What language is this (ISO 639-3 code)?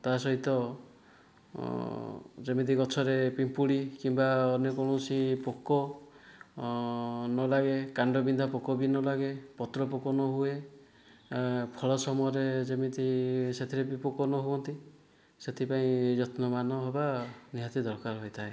ori